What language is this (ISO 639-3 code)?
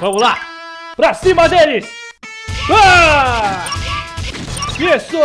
por